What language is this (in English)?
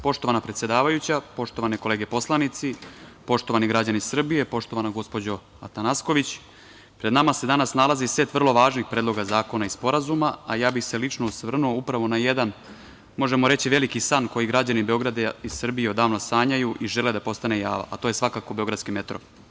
Serbian